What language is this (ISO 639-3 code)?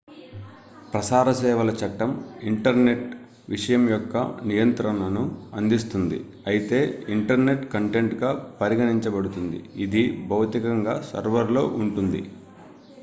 tel